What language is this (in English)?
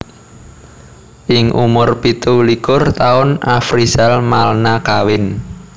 Javanese